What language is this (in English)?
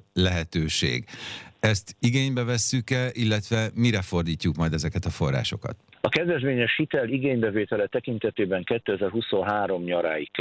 Hungarian